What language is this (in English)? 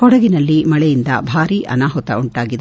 Kannada